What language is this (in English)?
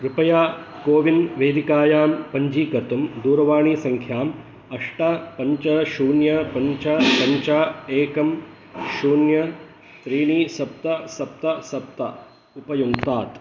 Sanskrit